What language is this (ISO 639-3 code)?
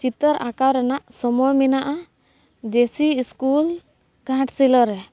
sat